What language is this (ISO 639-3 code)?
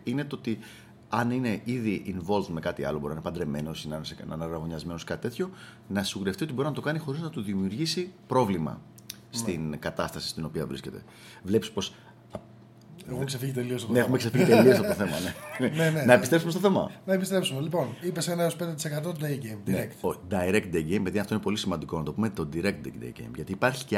ell